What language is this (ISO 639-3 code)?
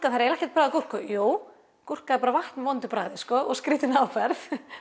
isl